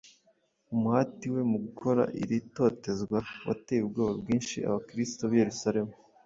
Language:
Kinyarwanda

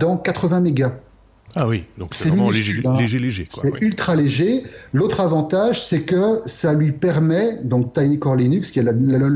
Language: French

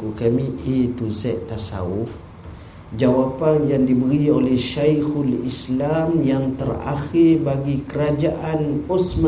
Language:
Malay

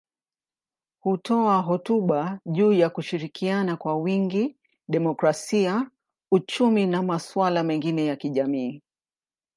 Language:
Swahili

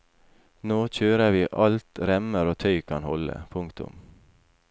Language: Norwegian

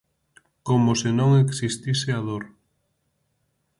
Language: Galician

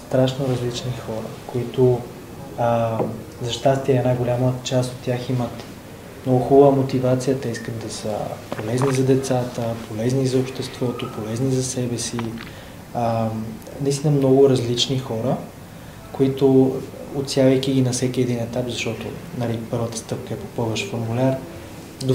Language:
Bulgarian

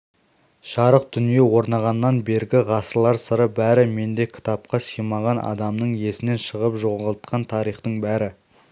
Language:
Kazakh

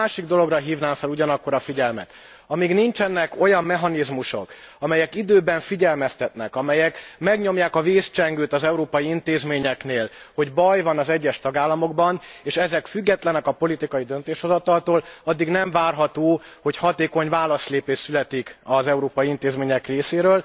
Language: Hungarian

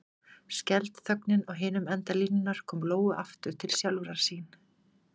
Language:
Icelandic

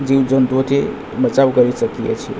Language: Gujarati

